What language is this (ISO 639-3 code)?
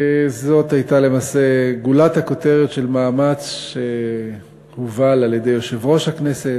heb